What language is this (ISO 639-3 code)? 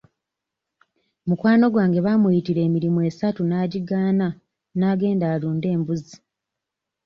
lug